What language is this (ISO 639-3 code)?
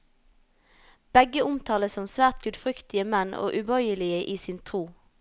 nor